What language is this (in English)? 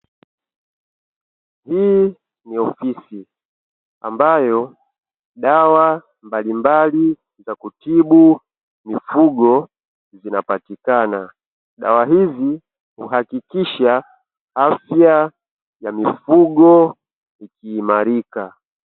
Swahili